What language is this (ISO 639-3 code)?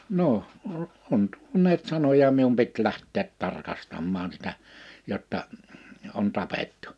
fin